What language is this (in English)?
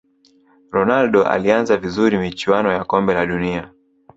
Swahili